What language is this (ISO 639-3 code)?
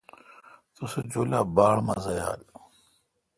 xka